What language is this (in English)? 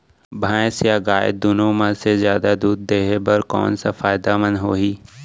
Chhattisgarhi